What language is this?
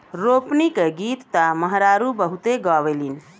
Bhojpuri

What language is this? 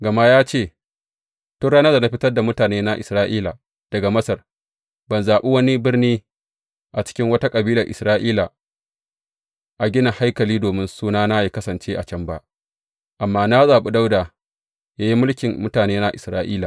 Hausa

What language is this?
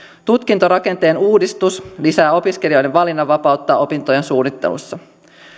Finnish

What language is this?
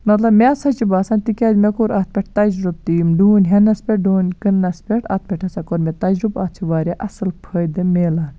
Kashmiri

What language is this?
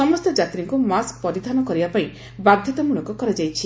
Odia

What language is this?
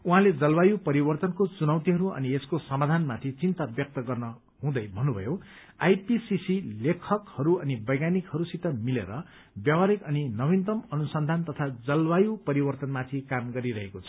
Nepali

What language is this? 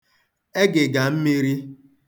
Igbo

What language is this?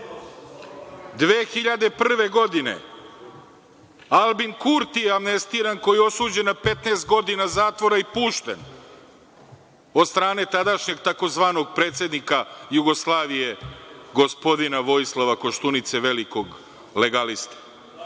Serbian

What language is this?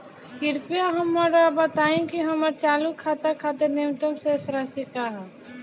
Bhojpuri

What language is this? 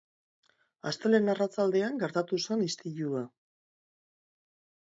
Basque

